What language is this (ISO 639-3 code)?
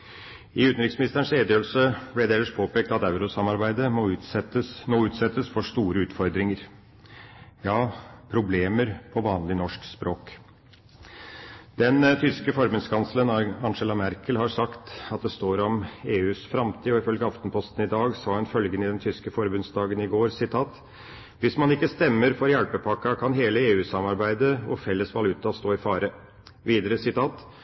nob